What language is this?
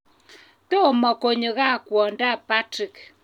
Kalenjin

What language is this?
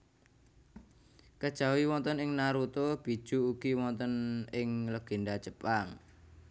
Javanese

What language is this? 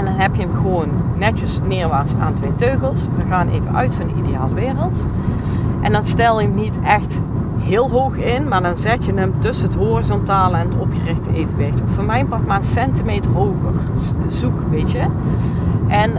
Dutch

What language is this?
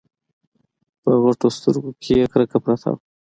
Pashto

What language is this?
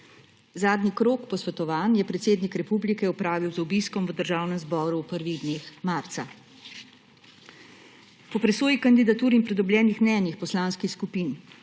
Slovenian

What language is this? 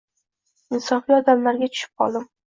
Uzbek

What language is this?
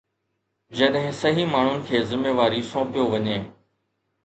Sindhi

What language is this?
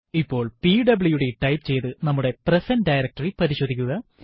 Malayalam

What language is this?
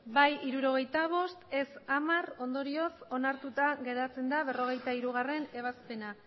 Basque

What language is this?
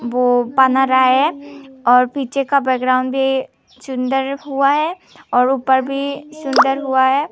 Hindi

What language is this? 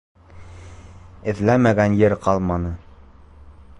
Bashkir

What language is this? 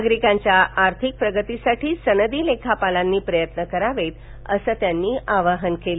Marathi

